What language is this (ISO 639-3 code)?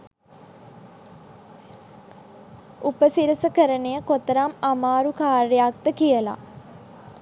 sin